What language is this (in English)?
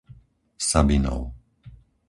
Slovak